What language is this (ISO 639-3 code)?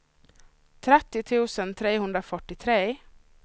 swe